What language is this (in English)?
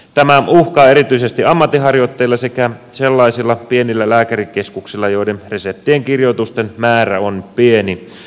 Finnish